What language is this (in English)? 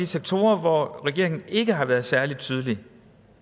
Danish